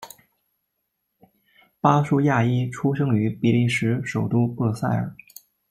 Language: Chinese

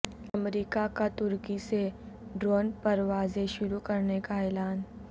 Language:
Urdu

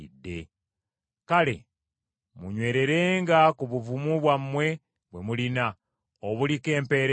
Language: Ganda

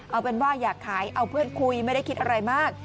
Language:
Thai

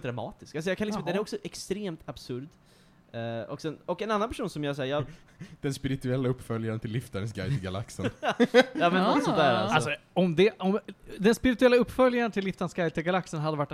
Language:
Swedish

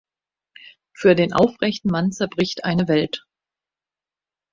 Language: German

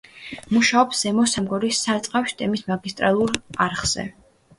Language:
Georgian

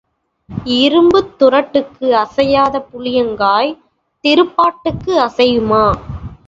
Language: Tamil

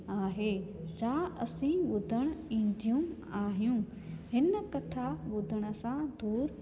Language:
Sindhi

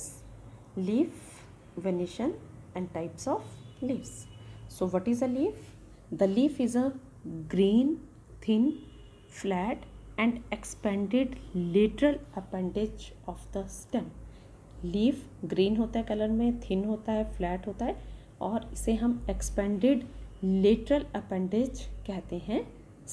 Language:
Hindi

